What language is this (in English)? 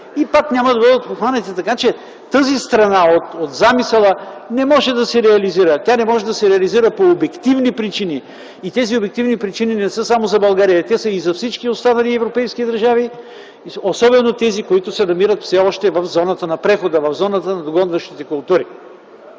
Bulgarian